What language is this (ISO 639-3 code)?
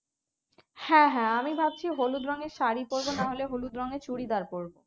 ben